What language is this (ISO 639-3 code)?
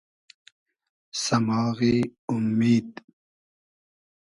haz